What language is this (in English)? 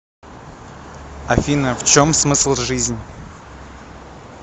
Russian